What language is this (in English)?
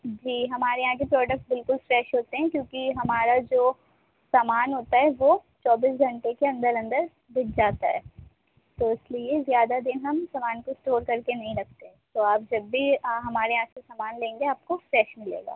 Urdu